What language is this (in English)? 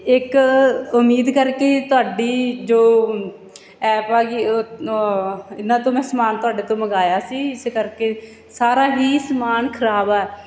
Punjabi